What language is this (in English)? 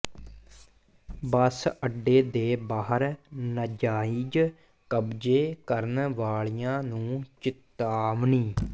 Punjabi